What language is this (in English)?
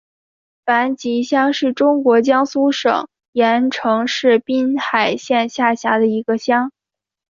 Chinese